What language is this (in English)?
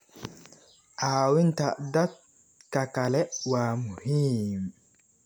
Somali